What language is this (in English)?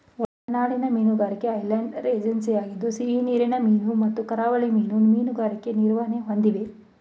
Kannada